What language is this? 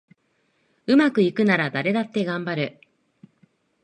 Japanese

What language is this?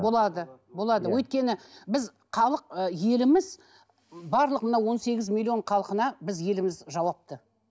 Kazakh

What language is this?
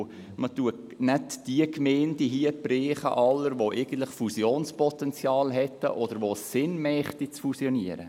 Swiss German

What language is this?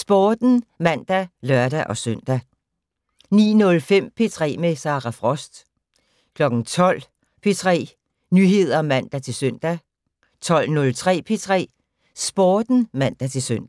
Danish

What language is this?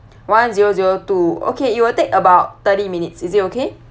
English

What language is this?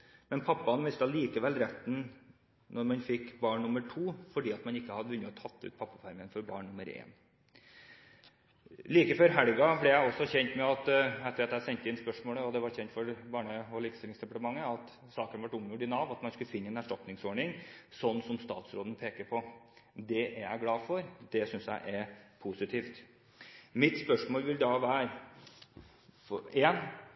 Norwegian Bokmål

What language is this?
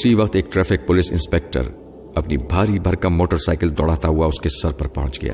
Urdu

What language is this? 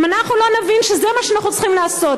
Hebrew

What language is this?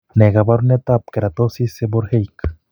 Kalenjin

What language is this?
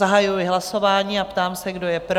Czech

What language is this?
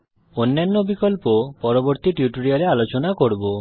Bangla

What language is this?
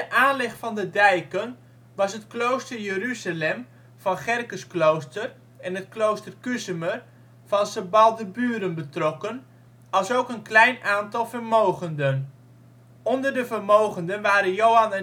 Dutch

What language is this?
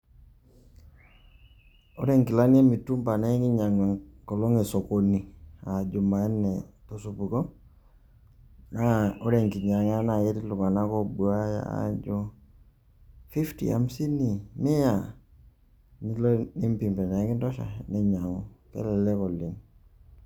Masai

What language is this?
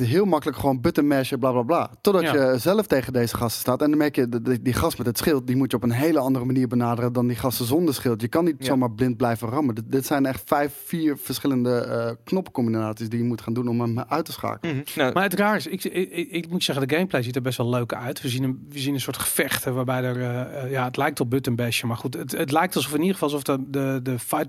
Dutch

